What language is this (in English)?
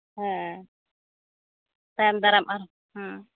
Santali